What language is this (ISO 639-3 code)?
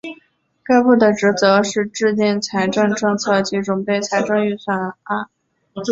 zho